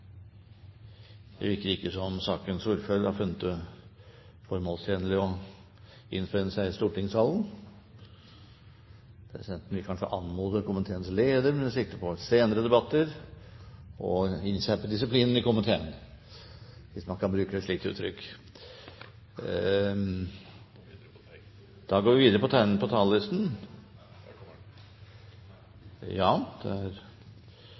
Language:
Norwegian Bokmål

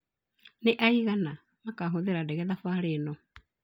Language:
Kikuyu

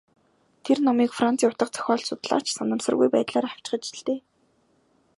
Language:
Mongolian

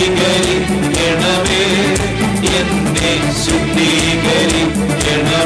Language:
Malayalam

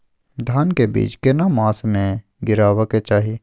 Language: Maithili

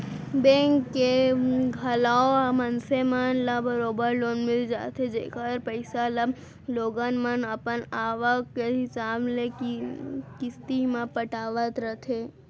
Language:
Chhattisgarhi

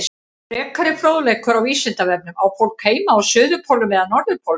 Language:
Icelandic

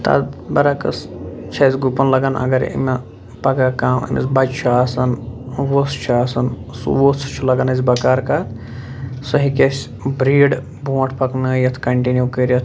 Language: Kashmiri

